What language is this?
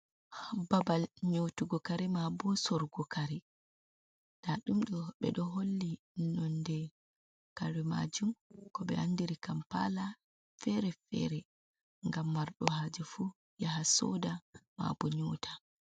Fula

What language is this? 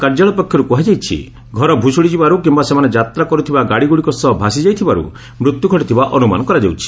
Odia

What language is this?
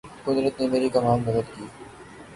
Urdu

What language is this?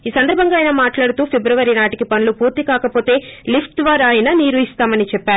Telugu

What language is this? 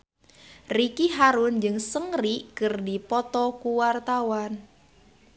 Sundanese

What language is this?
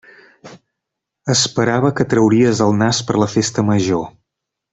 Catalan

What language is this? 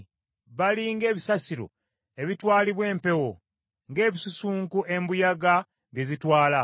Ganda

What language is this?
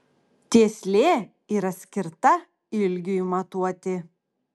Lithuanian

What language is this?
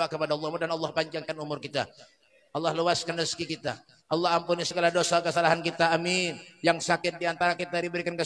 Indonesian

